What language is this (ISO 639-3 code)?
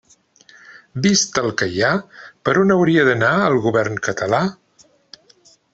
cat